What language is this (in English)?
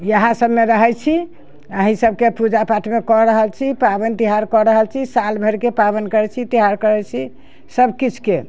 Maithili